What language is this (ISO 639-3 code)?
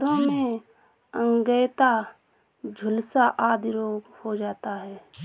hin